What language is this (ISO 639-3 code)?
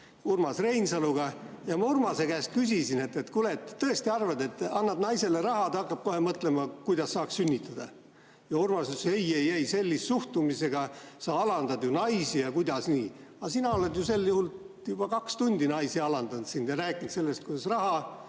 est